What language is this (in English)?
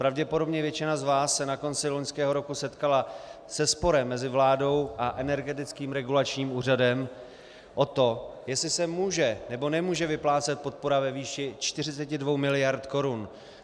Czech